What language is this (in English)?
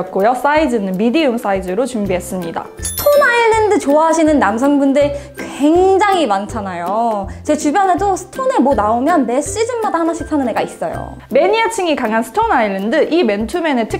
Korean